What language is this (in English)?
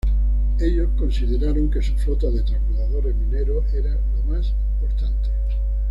Spanish